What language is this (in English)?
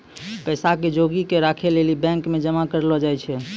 Maithili